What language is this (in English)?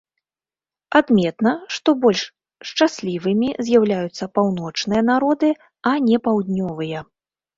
Belarusian